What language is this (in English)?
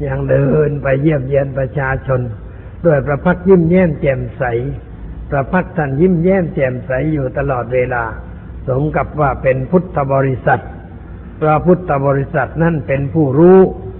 Thai